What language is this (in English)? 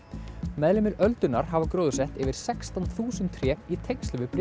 Icelandic